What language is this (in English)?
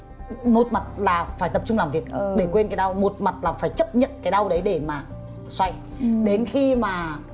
Vietnamese